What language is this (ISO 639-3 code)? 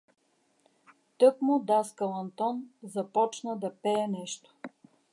bul